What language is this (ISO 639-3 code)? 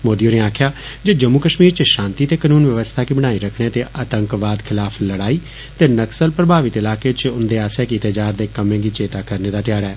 doi